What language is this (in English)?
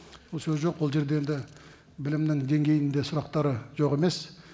Kazakh